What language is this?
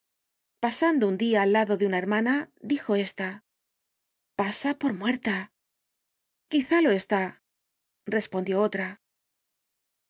Spanish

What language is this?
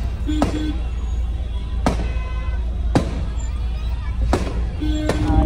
Arabic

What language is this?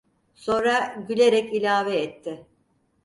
Turkish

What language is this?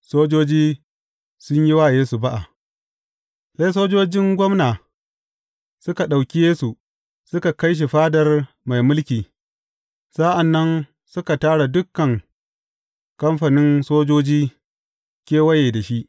Hausa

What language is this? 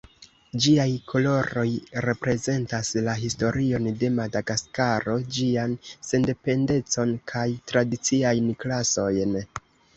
Esperanto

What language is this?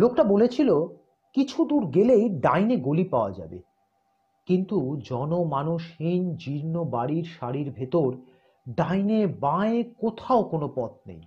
Bangla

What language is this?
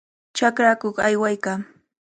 Cajatambo North Lima Quechua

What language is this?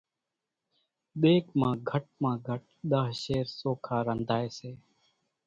Kachi Koli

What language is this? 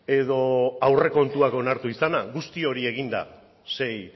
Basque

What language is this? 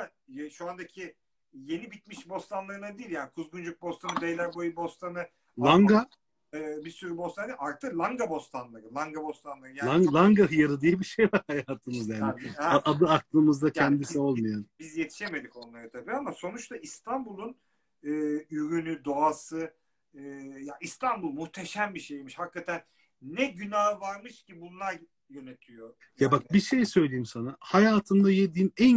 Turkish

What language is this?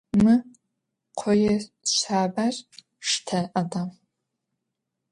Adyghe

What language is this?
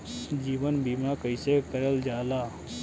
Bhojpuri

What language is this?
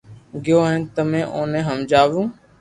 Loarki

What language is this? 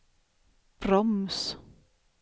Swedish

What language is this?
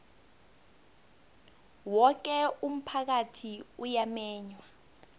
South Ndebele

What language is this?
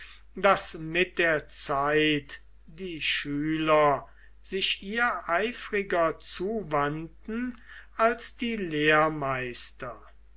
German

